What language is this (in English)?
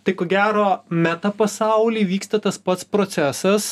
Lithuanian